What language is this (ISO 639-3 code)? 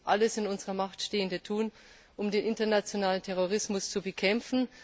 deu